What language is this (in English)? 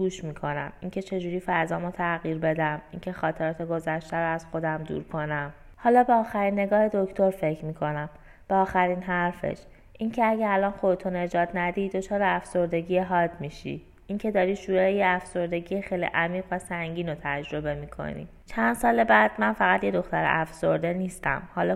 Persian